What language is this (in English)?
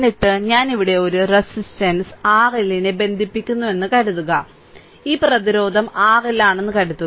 Malayalam